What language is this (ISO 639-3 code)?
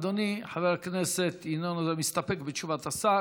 heb